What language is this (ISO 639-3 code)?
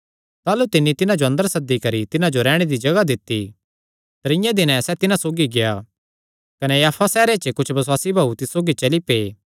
xnr